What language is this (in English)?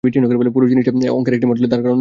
Bangla